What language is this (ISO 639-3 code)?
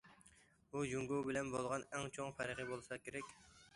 uig